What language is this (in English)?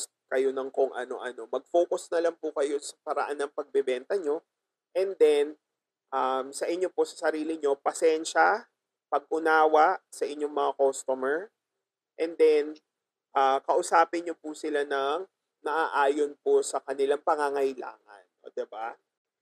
Filipino